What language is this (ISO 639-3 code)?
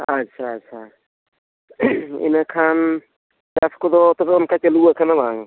sat